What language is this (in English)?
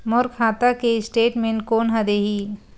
Chhattisgarhi